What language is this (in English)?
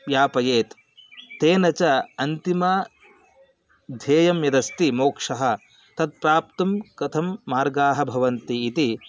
Sanskrit